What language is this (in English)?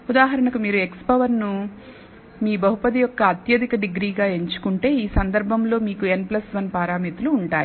Telugu